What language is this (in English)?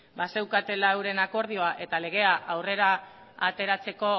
Basque